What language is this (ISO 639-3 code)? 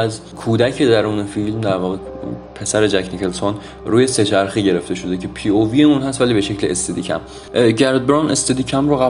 fas